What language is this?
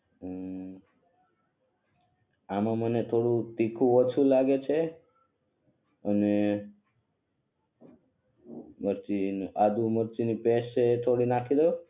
Gujarati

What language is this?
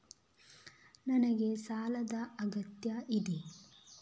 Kannada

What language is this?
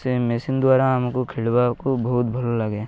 Odia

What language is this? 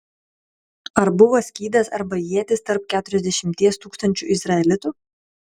Lithuanian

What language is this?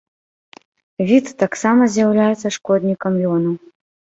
Belarusian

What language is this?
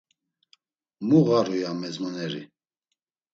Laz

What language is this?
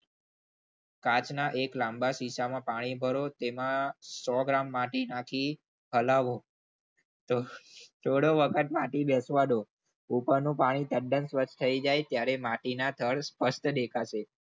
Gujarati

